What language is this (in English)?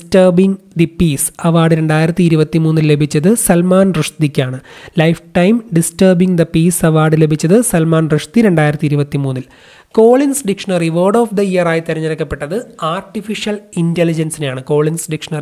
Malayalam